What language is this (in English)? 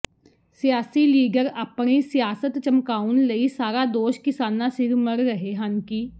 Punjabi